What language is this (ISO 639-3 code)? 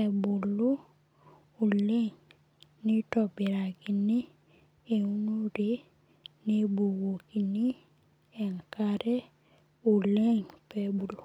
mas